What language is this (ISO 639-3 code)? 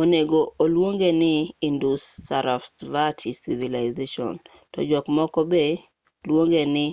luo